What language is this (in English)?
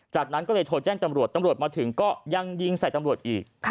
Thai